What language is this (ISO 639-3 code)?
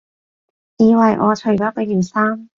yue